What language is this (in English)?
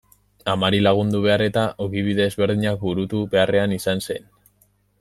Basque